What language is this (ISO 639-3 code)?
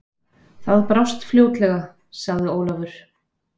isl